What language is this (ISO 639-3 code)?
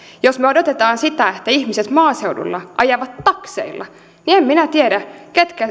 fin